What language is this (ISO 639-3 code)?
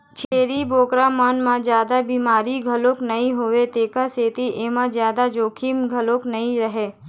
hne